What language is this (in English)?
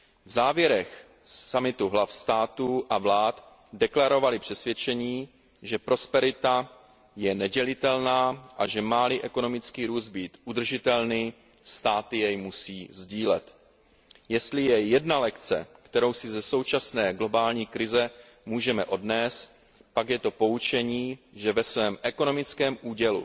Czech